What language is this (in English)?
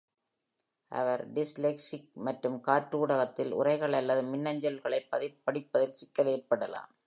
Tamil